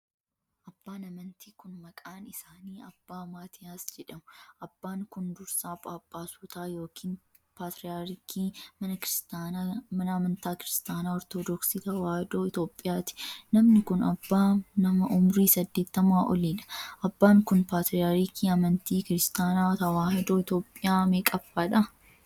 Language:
Oromo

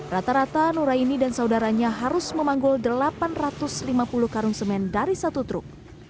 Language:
Indonesian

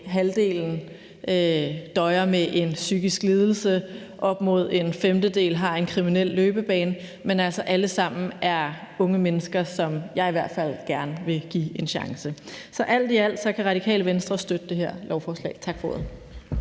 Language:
Danish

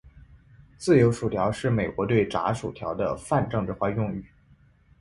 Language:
Chinese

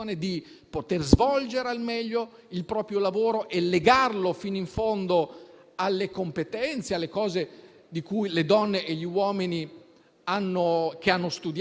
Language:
Italian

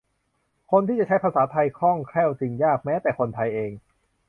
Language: Thai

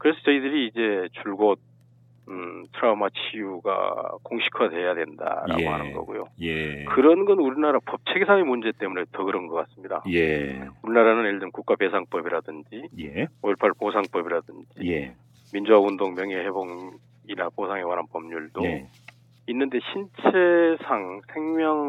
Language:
Korean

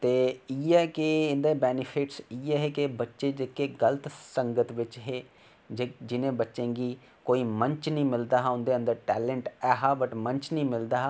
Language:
Dogri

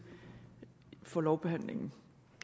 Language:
Danish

